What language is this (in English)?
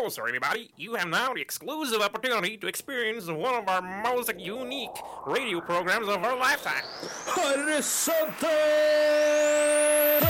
Danish